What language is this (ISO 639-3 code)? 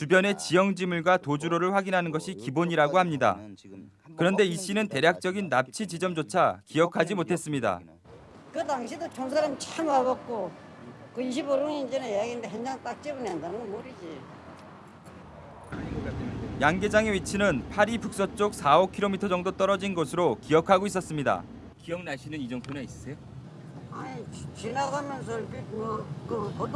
kor